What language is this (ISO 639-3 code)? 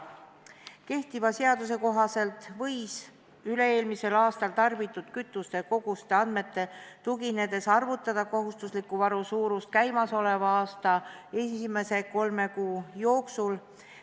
est